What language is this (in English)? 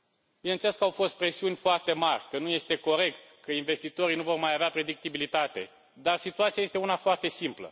Romanian